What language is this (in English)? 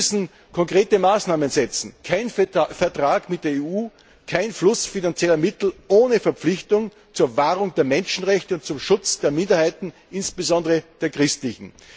German